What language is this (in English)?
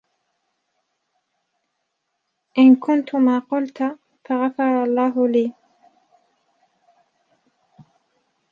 Arabic